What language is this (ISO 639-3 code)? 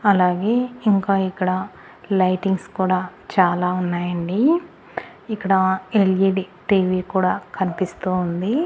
tel